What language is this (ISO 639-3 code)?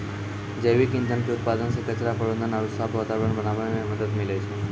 mai